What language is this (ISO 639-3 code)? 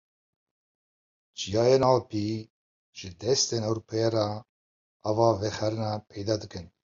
kur